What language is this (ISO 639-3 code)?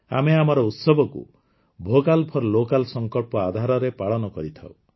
ori